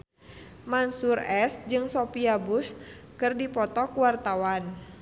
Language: Sundanese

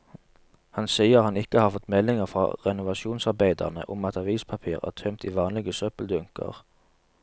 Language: Norwegian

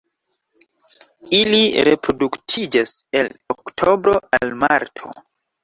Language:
Esperanto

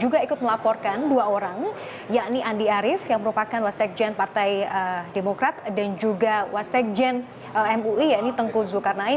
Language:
Indonesian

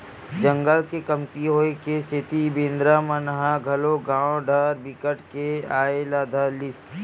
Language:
Chhattisgarhi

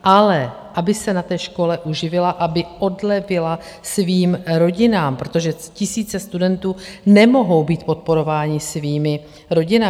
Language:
Czech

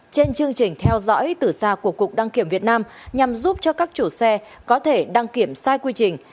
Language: Vietnamese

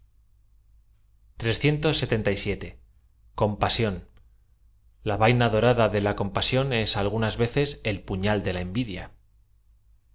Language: Spanish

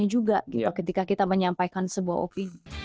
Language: Indonesian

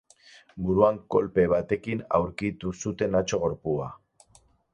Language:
Basque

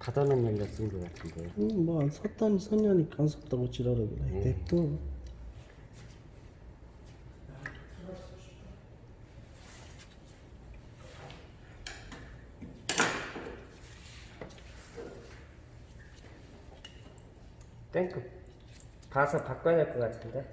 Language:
Korean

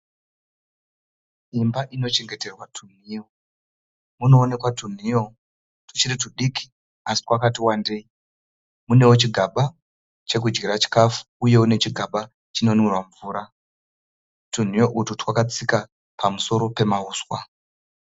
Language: Shona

